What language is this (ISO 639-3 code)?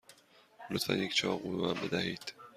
fas